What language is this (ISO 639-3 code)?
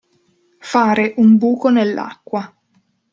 ita